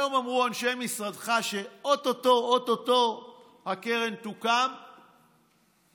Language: Hebrew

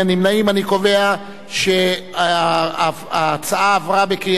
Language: Hebrew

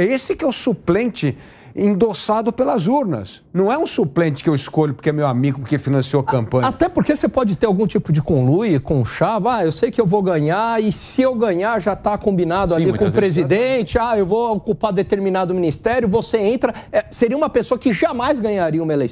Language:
Portuguese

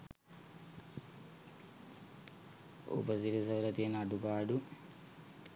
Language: Sinhala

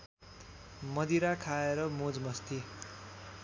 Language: Nepali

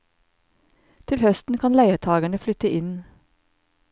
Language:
Norwegian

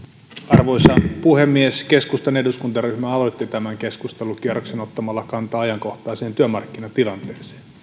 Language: Finnish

